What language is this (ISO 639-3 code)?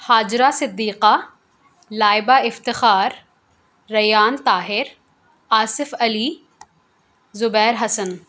urd